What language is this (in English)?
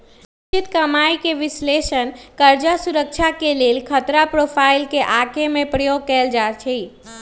Magahi